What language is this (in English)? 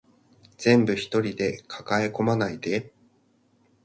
Japanese